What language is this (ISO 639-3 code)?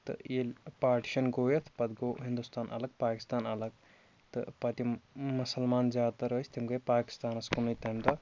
kas